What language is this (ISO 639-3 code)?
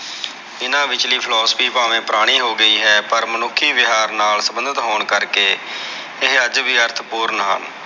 pan